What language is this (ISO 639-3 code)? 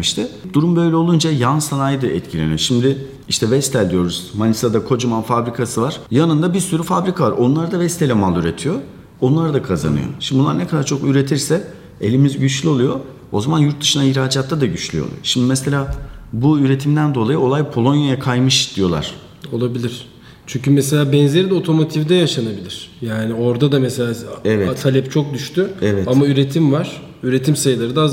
tur